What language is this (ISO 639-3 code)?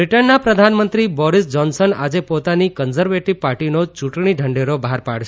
guj